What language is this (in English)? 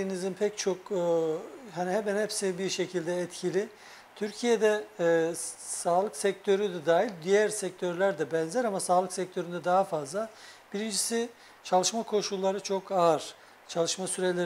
Turkish